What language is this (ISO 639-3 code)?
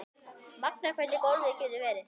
isl